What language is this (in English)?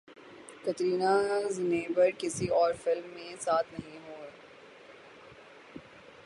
Urdu